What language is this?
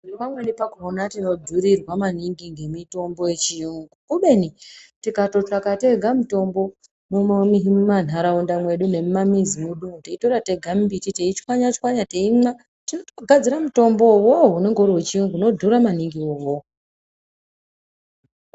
Ndau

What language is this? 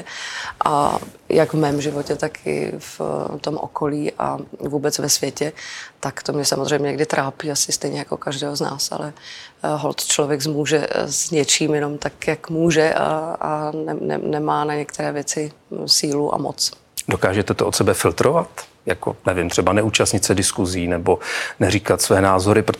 Czech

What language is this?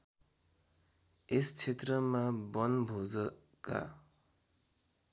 Nepali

